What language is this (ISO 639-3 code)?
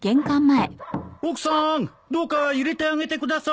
jpn